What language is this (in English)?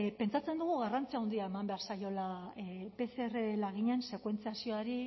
Basque